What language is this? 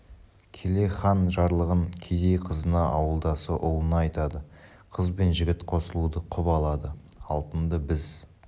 Kazakh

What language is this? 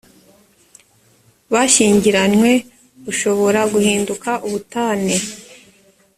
Kinyarwanda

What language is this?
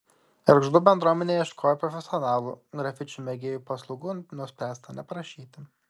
Lithuanian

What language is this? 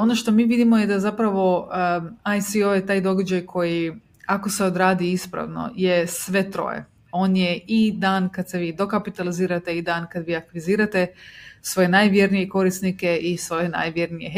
Croatian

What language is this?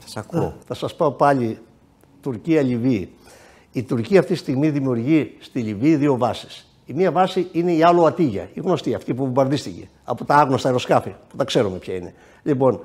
Greek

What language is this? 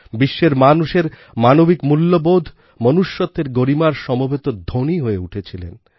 Bangla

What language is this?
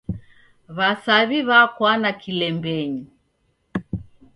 Taita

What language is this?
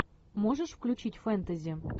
Russian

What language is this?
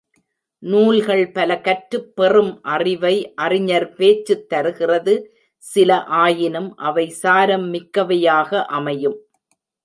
Tamil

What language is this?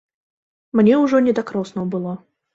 Belarusian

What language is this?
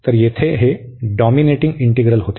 Marathi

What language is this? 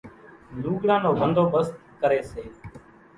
Kachi Koli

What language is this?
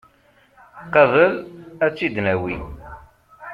Kabyle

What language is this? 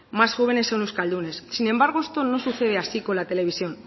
Spanish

